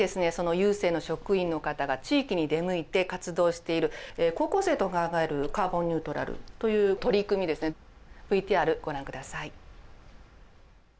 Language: Japanese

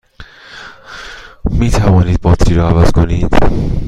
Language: Persian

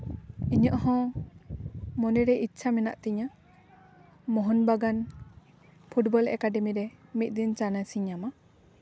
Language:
Santali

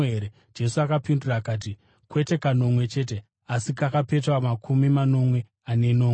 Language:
Shona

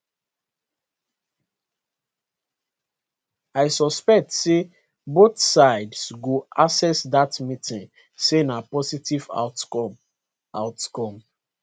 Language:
Nigerian Pidgin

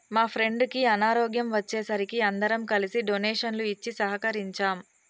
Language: Telugu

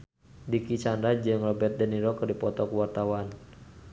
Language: Sundanese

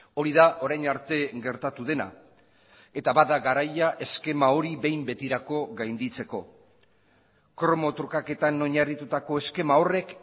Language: Basque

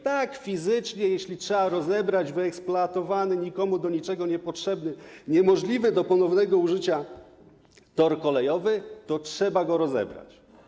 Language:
Polish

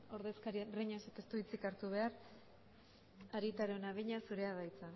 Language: Basque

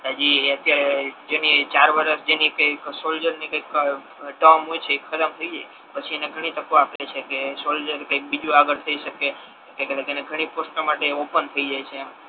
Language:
Gujarati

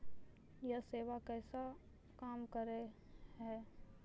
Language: Maithili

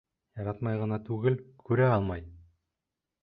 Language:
Bashkir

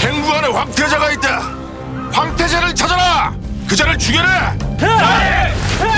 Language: Korean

